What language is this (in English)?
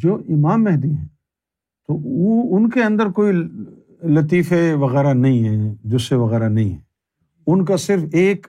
Urdu